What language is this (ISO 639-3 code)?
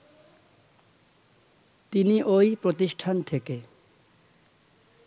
ben